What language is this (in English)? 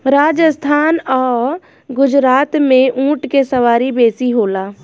Bhojpuri